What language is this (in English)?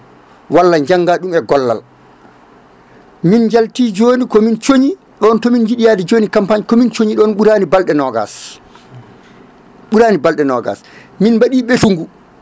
Fula